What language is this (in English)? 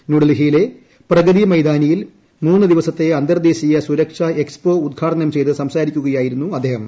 Malayalam